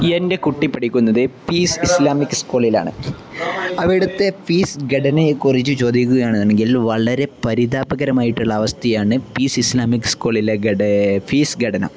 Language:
Malayalam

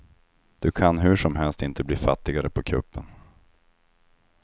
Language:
Swedish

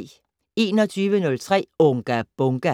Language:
Danish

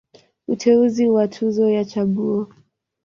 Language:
Swahili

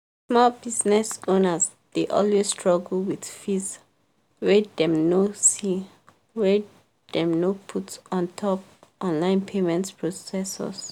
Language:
Nigerian Pidgin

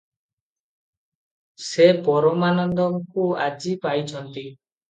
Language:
Odia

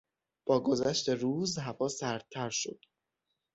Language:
Persian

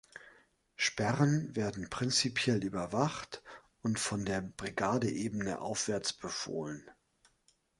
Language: German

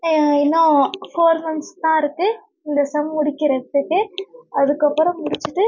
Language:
Tamil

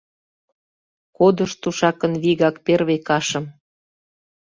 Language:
Mari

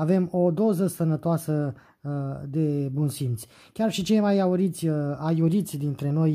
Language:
Romanian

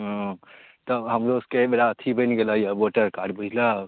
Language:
Maithili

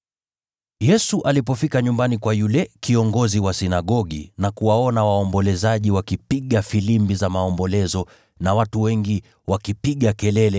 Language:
Swahili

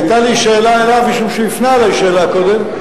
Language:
Hebrew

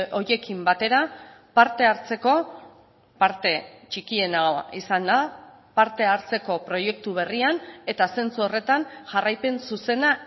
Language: Basque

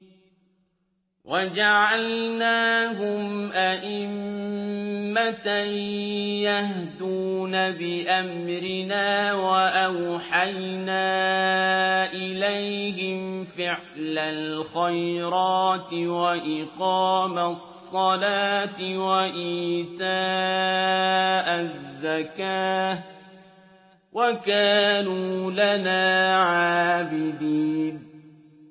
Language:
Arabic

